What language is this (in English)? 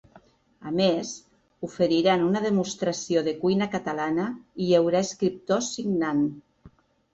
Catalan